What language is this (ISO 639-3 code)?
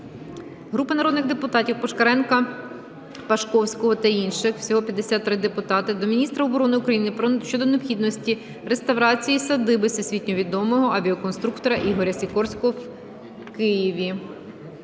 ukr